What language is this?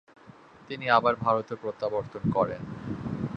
Bangla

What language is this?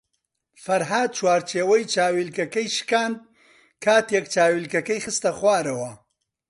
Central Kurdish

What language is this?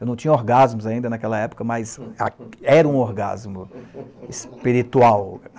Portuguese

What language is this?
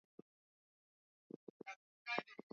Swahili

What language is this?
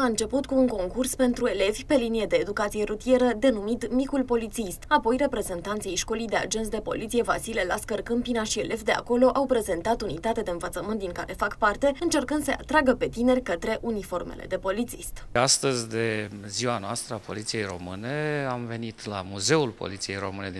Romanian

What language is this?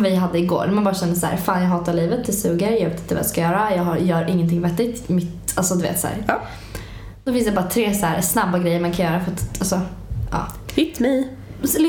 Swedish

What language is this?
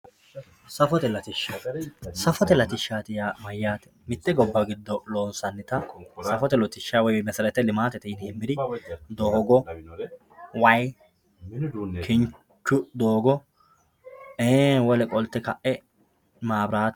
Sidamo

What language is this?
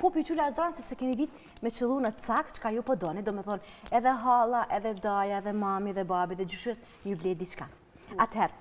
Romanian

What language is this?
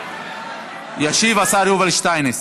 Hebrew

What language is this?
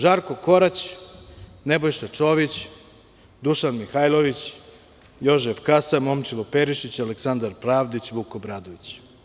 Serbian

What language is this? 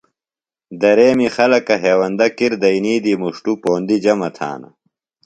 Phalura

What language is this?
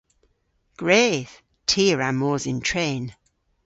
Cornish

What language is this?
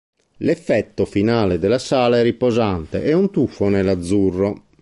Italian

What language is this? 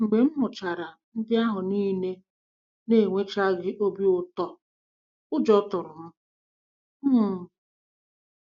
Igbo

